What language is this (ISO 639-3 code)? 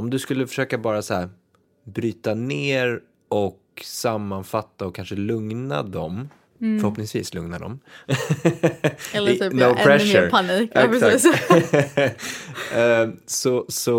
swe